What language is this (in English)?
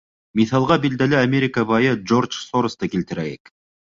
Bashkir